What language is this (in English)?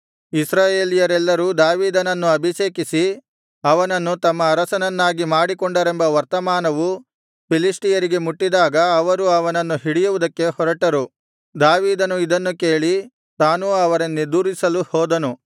Kannada